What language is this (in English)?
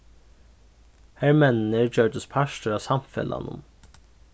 Faroese